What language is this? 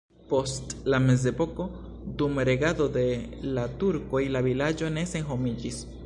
Esperanto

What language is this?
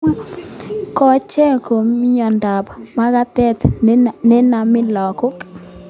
Kalenjin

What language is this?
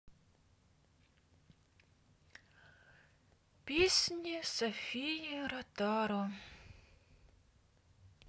Russian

